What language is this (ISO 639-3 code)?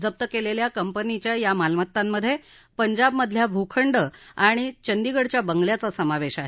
mar